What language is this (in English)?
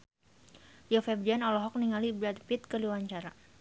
Sundanese